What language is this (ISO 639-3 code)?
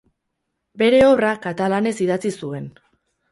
eus